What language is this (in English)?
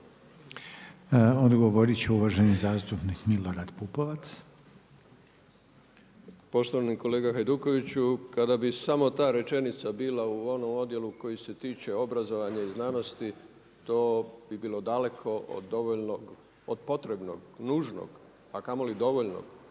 Croatian